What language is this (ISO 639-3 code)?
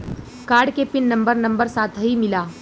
bho